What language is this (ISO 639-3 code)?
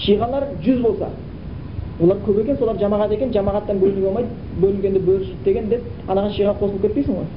bul